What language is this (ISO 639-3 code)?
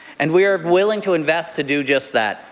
eng